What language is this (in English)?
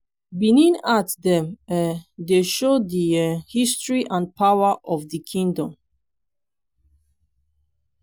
Nigerian Pidgin